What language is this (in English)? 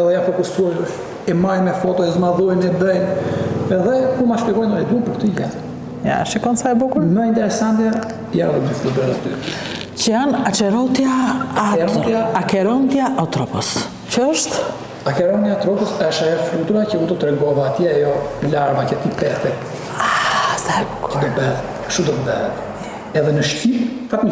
Romanian